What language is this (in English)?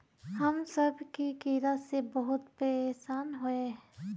Magahi